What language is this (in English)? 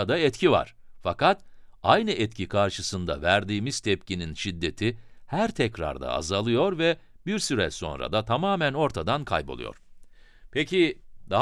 Turkish